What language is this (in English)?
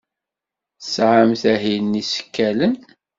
Kabyle